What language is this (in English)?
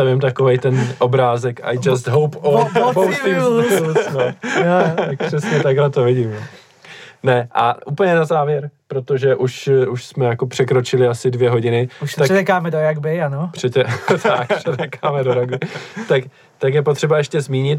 Czech